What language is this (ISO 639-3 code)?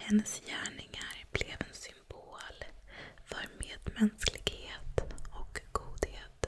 swe